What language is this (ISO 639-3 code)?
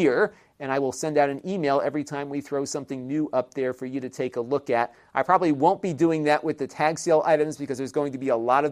eng